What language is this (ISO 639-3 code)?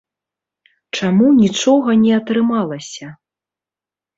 bel